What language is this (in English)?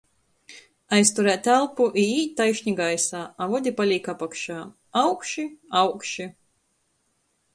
Latgalian